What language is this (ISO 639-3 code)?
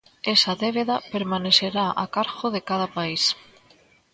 glg